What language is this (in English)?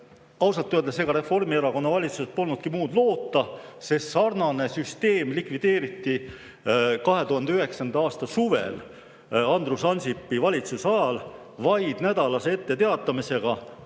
Estonian